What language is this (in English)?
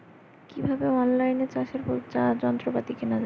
Bangla